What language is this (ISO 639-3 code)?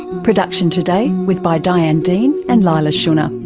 eng